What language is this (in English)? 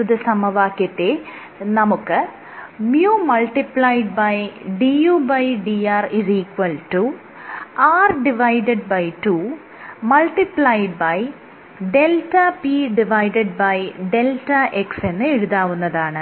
Malayalam